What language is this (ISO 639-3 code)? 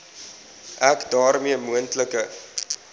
afr